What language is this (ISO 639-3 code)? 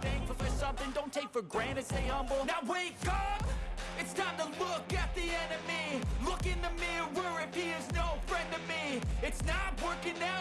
tur